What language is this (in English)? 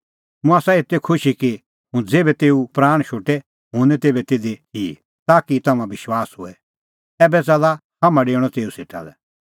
Kullu Pahari